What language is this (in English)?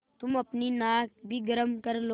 Hindi